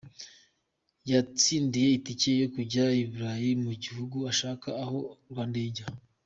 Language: Kinyarwanda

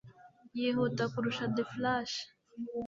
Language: Kinyarwanda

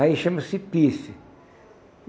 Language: Portuguese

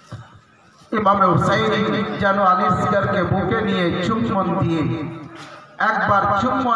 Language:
Hindi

